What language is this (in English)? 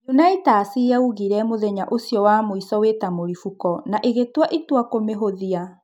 Kikuyu